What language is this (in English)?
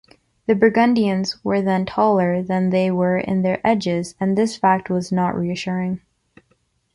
English